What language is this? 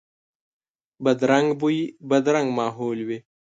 Pashto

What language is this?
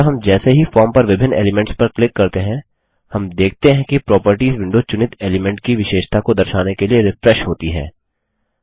Hindi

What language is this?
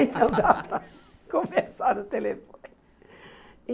Portuguese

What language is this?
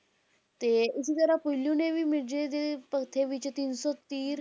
Punjabi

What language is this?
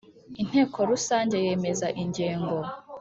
Kinyarwanda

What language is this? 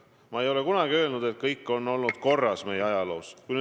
Estonian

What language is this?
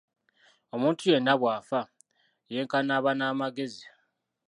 Ganda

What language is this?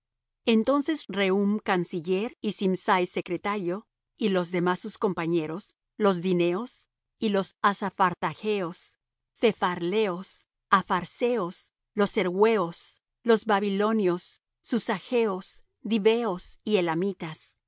Spanish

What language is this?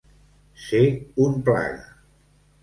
Catalan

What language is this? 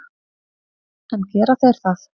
Icelandic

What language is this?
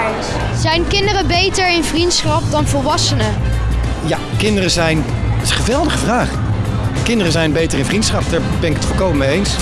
Dutch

